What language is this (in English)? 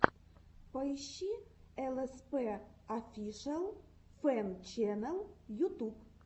Russian